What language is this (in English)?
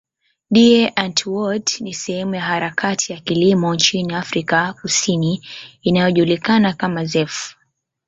Swahili